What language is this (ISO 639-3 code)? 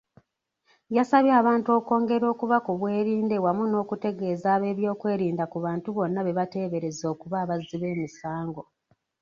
lug